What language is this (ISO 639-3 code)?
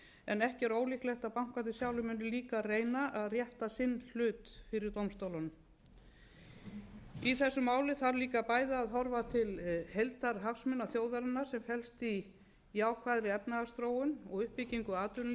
isl